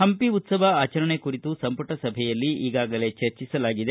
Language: Kannada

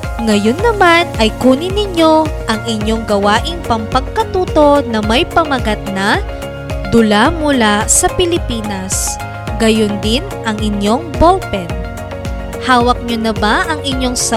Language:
Filipino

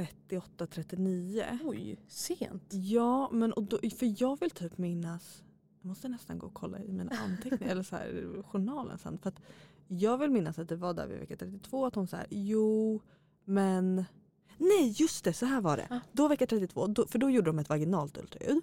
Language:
Swedish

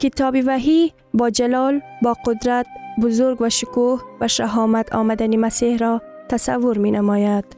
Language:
Persian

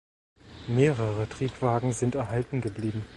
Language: German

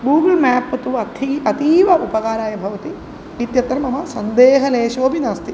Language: Sanskrit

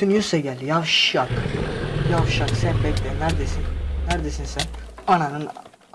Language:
Turkish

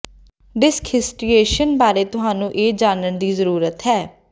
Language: Punjabi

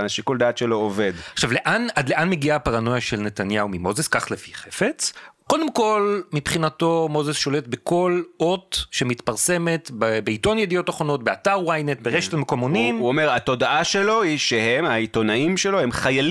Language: Hebrew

